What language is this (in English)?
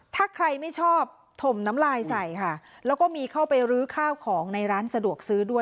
Thai